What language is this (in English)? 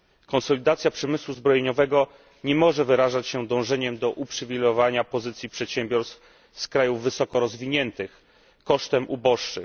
Polish